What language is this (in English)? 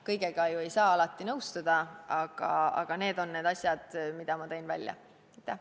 Estonian